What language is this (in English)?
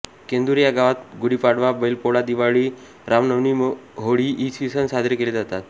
Marathi